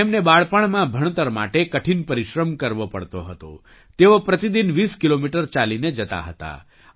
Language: Gujarati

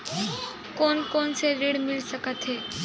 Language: Chhattisgarhi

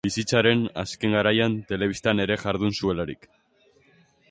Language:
Basque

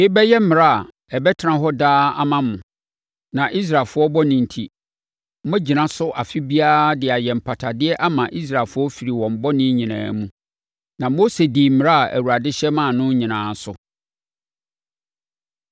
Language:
Akan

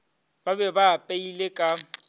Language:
Northern Sotho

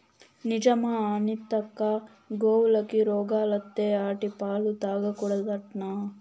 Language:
Telugu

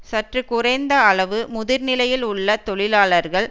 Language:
Tamil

